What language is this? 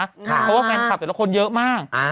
Thai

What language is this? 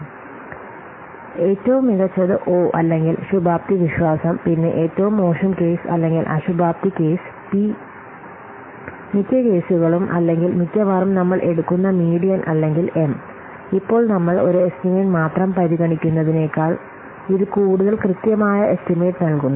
Malayalam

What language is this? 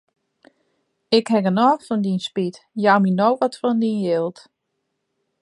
Western Frisian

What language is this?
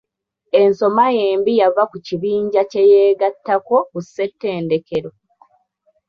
Ganda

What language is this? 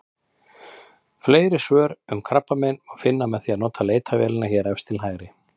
Icelandic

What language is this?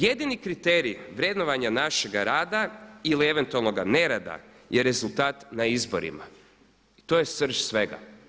Croatian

